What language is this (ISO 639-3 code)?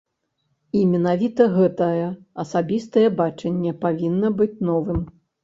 bel